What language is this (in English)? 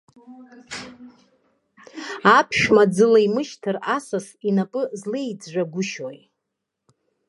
Abkhazian